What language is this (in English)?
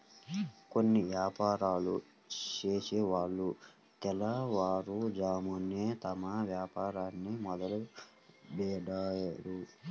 Telugu